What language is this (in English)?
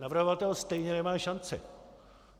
Czech